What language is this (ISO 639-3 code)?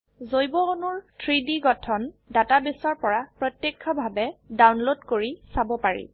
asm